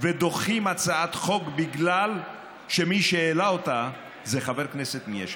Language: Hebrew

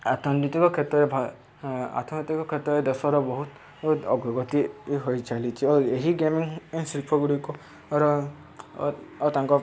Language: Odia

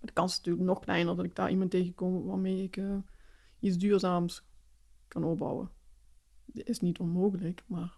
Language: Dutch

